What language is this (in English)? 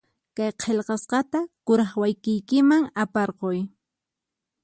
Puno Quechua